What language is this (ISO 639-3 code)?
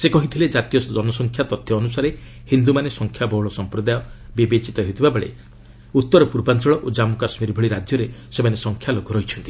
ori